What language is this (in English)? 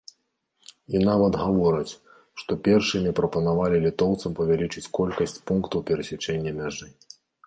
Belarusian